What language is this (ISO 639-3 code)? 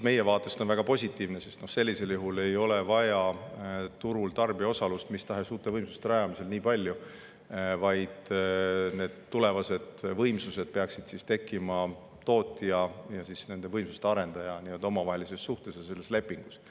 est